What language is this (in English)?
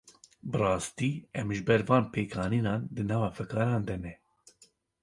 Kurdish